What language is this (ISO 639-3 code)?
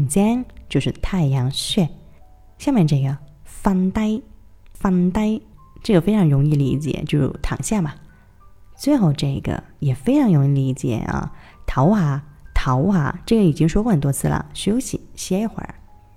zho